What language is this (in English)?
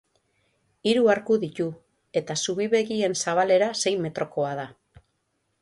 Basque